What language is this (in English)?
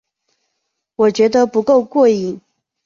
Chinese